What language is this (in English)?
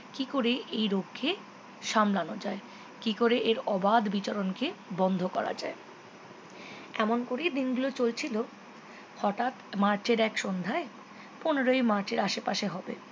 Bangla